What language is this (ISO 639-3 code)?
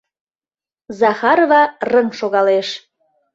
chm